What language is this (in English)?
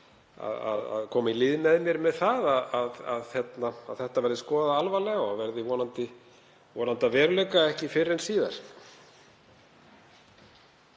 Icelandic